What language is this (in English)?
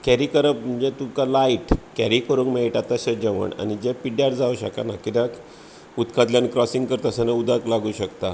Konkani